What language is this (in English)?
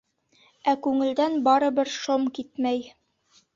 Bashkir